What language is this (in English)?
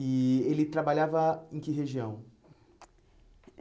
Portuguese